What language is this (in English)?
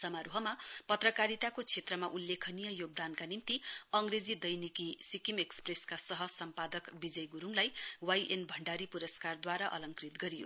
Nepali